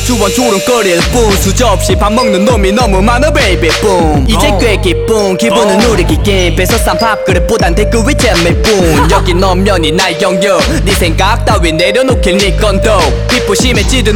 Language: Korean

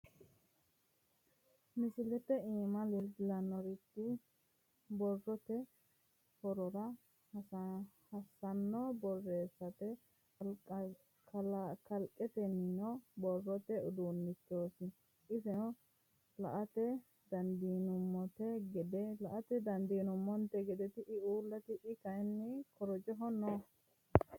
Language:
Sidamo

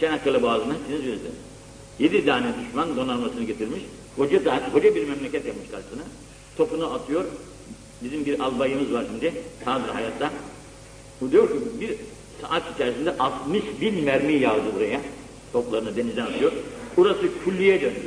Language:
Turkish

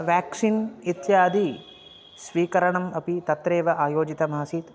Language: Sanskrit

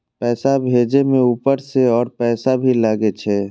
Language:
Maithili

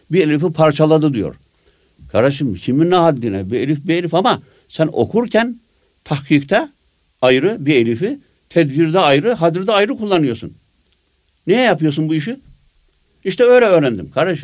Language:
Turkish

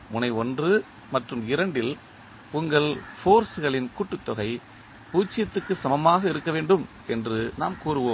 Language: Tamil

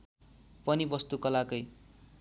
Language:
Nepali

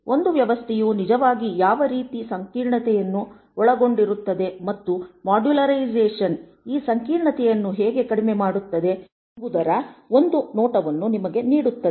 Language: Kannada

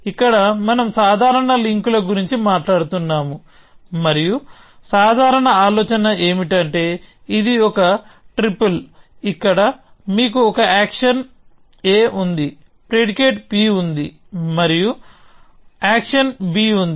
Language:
Telugu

